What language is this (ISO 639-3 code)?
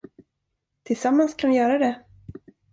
swe